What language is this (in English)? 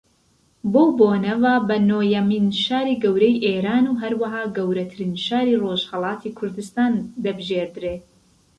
Central Kurdish